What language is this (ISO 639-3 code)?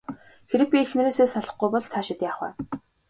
mon